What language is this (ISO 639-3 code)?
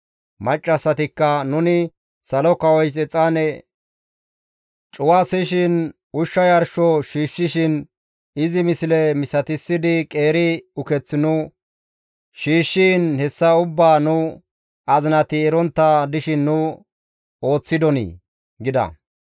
gmv